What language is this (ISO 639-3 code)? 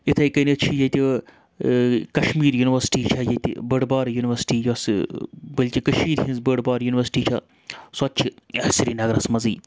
kas